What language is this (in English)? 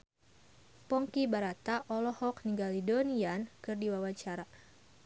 Sundanese